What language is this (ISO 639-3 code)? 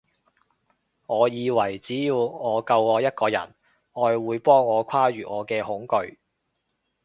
yue